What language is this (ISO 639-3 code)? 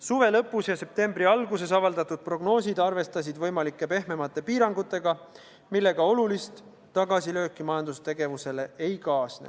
est